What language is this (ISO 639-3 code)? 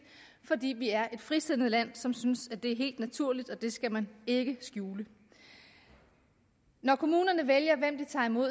dan